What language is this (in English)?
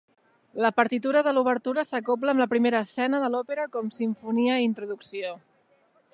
Catalan